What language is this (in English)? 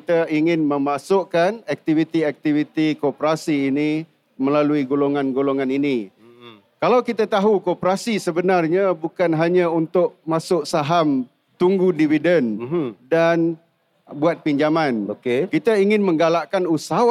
Malay